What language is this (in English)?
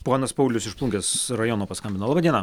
Lithuanian